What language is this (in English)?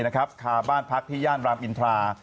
Thai